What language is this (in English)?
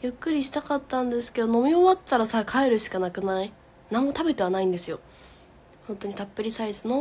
Japanese